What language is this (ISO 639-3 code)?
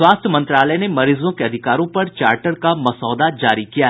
hin